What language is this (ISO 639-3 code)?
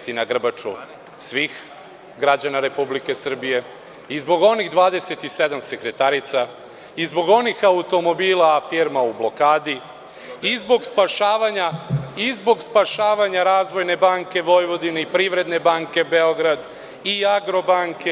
srp